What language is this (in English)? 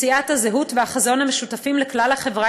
Hebrew